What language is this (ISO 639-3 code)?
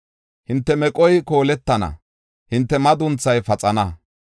gof